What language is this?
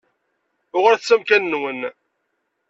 Kabyle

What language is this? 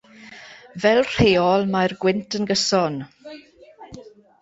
Welsh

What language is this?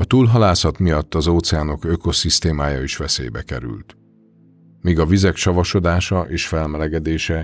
Hungarian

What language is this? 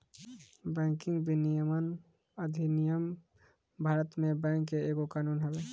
Bhojpuri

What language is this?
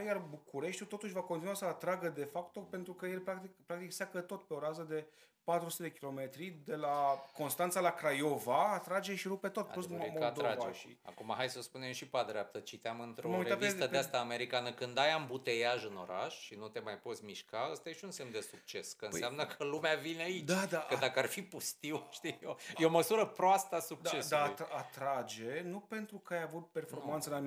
Romanian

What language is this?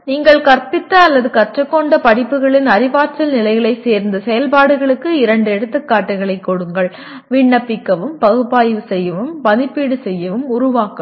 Tamil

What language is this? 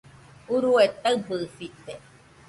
Nüpode Huitoto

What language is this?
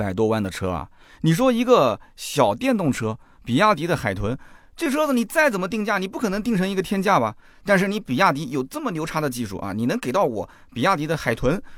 Chinese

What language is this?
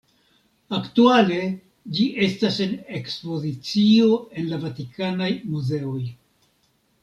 Esperanto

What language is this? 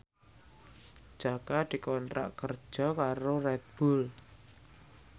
Javanese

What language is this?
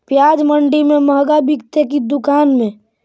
Magahi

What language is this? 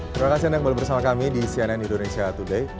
Indonesian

